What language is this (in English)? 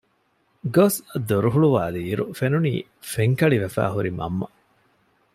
Divehi